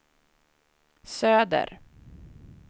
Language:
Swedish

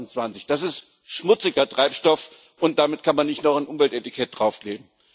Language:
German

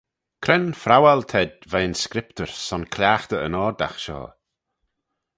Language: Manx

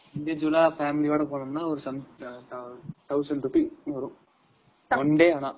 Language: Tamil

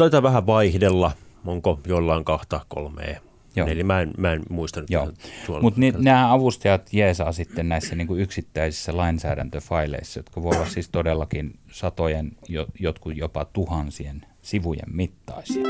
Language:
Finnish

